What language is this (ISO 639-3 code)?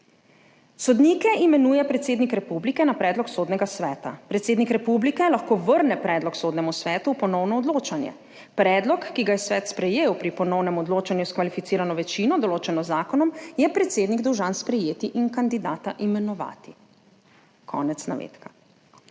slv